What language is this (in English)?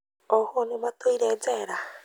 Kikuyu